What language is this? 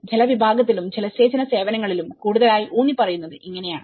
Malayalam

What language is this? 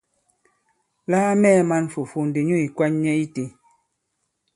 Bankon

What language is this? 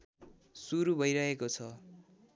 Nepali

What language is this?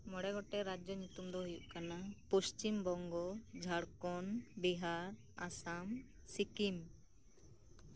Santali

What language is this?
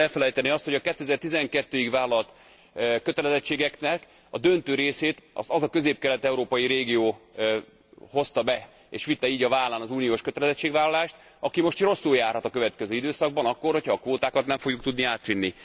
Hungarian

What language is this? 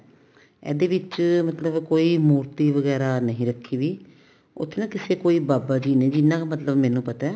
Punjabi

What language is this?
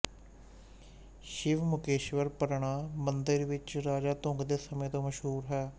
Punjabi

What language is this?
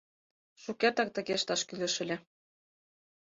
Mari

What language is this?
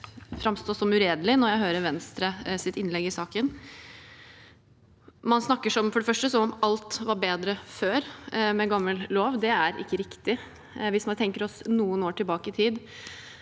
Norwegian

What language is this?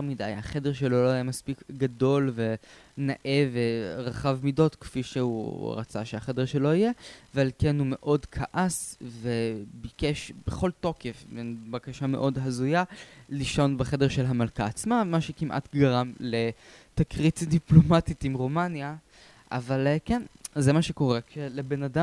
Hebrew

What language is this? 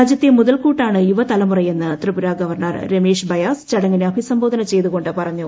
Malayalam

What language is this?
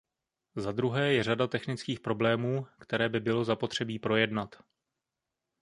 Czech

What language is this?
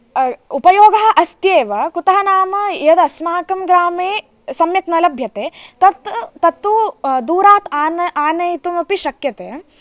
Sanskrit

